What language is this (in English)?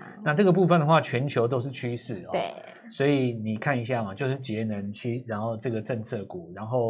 Chinese